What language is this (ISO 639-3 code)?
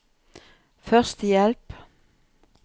nor